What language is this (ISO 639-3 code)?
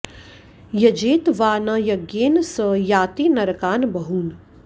san